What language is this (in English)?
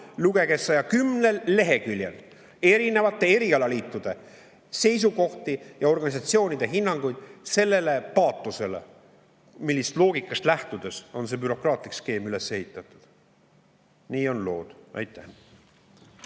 Estonian